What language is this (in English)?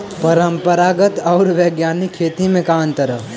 Bhojpuri